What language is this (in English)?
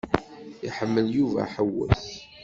Kabyle